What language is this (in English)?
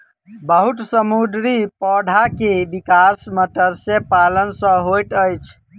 Maithili